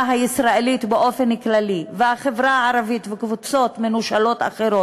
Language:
Hebrew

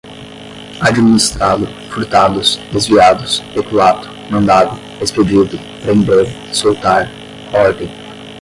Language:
Portuguese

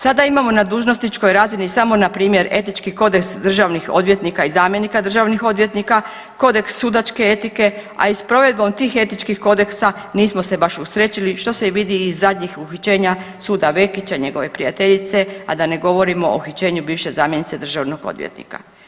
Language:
Croatian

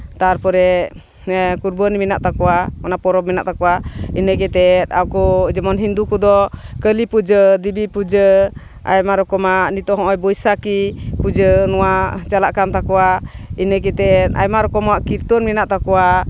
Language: Santali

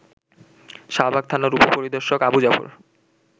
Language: Bangla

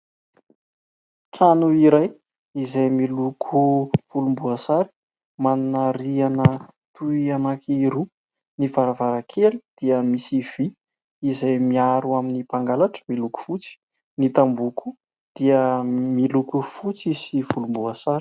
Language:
Malagasy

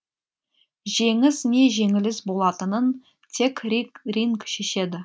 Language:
Kazakh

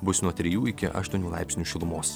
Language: Lithuanian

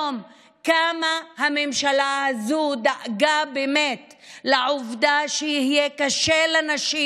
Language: Hebrew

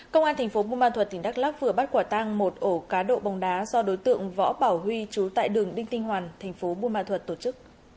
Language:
Vietnamese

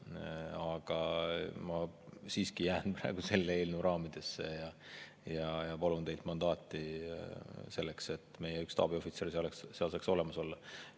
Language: Estonian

